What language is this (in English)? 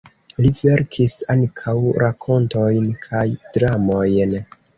Esperanto